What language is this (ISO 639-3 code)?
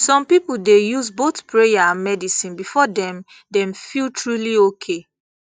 pcm